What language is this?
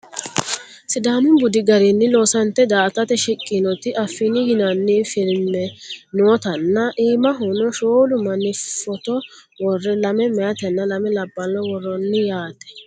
Sidamo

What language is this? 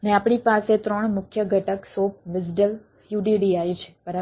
Gujarati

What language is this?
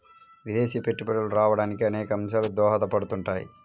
Telugu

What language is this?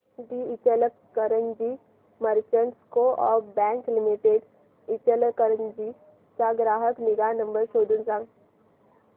Marathi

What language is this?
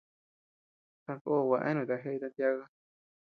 Tepeuxila Cuicatec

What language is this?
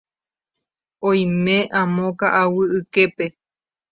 Guarani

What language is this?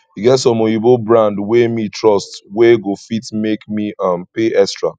Nigerian Pidgin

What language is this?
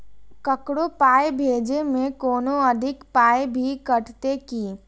Maithili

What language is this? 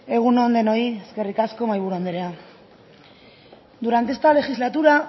Basque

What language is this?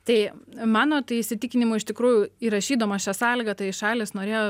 Lithuanian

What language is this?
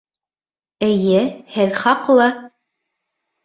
Bashkir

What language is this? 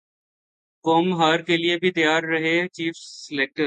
Urdu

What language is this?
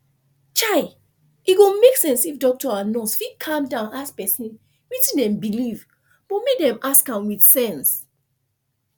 Nigerian Pidgin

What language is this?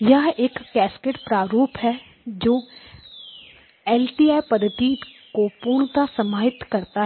Hindi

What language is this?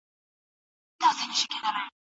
Pashto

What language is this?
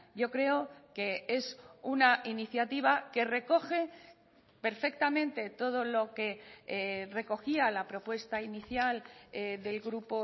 Spanish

